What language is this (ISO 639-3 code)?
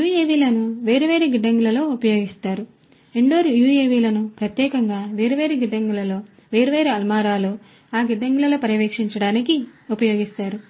tel